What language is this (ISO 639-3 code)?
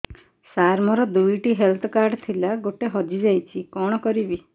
ori